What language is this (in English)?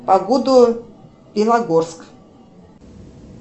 Russian